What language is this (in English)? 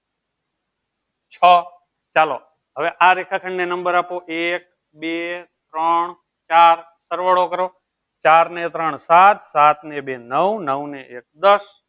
Gujarati